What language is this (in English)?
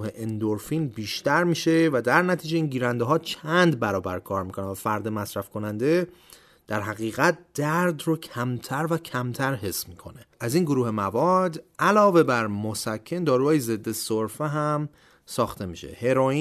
Persian